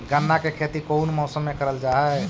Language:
Magahi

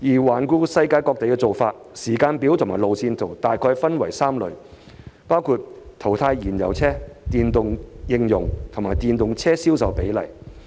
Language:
Cantonese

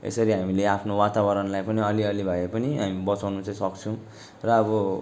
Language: Nepali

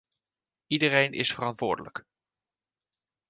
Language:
Dutch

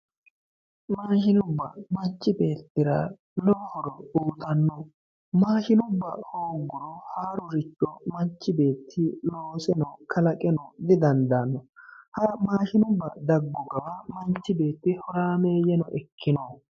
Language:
Sidamo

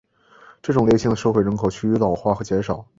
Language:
Chinese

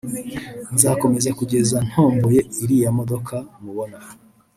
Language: Kinyarwanda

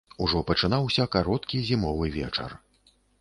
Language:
Belarusian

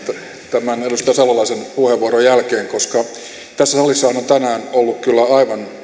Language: Finnish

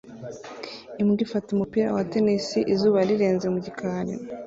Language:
Kinyarwanda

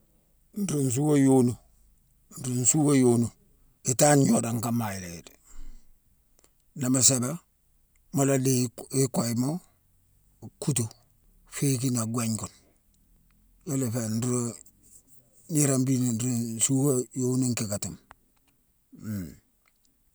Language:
Mansoanka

